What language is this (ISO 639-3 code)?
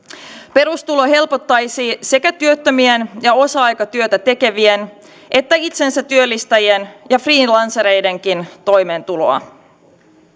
fin